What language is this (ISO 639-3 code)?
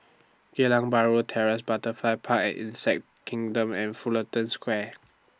eng